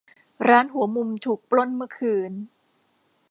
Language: Thai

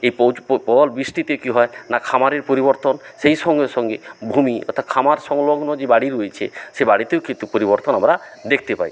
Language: Bangla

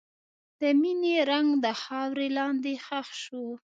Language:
Pashto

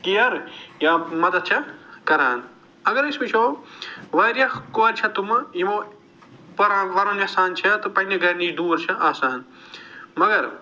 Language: Kashmiri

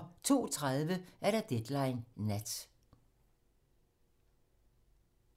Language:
Danish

